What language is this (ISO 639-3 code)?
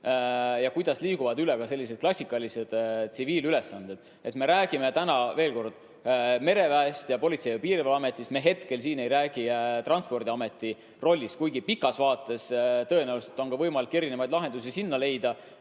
est